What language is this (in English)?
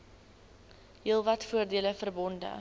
Afrikaans